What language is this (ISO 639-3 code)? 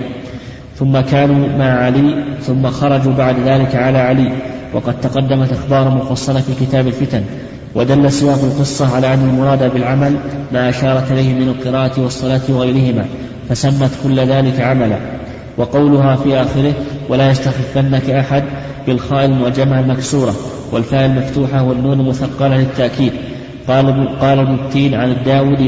ara